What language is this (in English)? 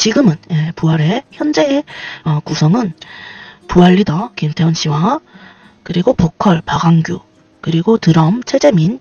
Korean